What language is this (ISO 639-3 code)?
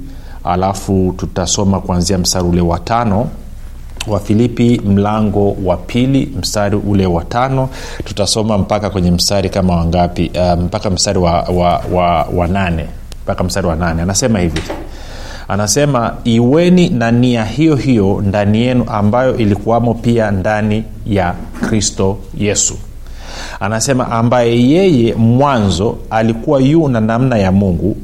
swa